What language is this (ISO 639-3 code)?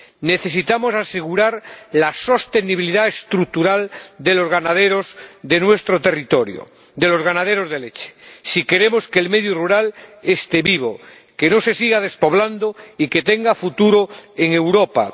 spa